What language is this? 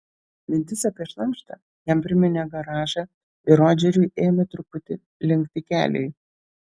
Lithuanian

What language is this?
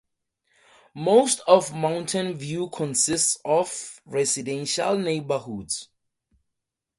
English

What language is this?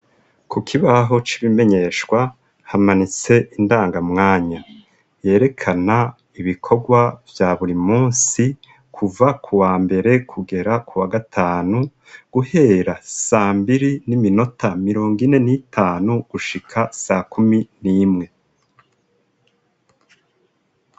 Rundi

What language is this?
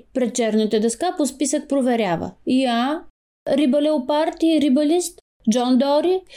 Bulgarian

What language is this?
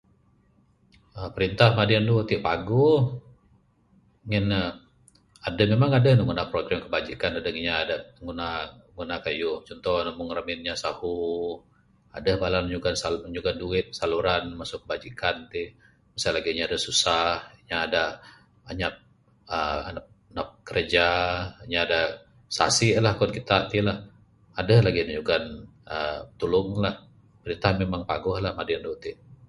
Bukar-Sadung Bidayuh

